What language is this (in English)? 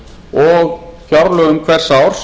Icelandic